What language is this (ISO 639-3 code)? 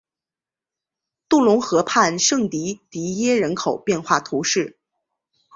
zho